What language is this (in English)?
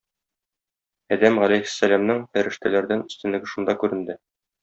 Tatar